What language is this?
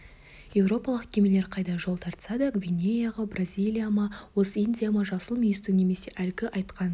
Kazakh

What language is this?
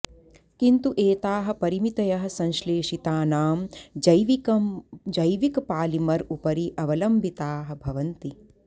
Sanskrit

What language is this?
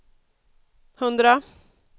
Swedish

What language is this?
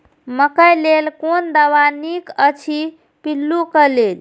Maithili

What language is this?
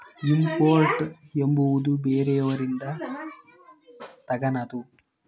Kannada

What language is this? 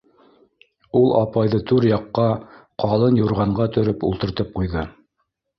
Bashkir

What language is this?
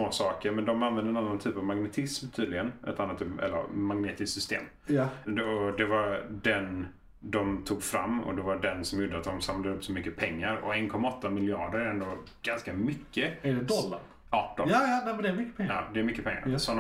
Swedish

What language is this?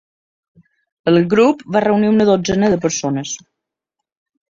Catalan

